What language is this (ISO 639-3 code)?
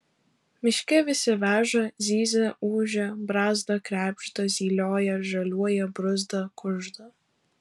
lit